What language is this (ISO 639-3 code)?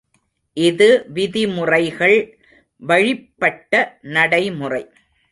tam